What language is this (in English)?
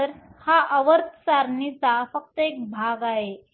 Marathi